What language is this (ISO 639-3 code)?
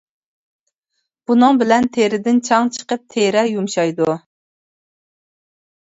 uig